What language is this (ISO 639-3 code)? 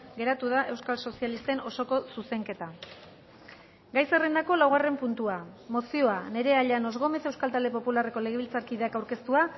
eus